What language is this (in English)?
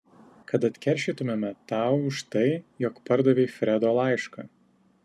Lithuanian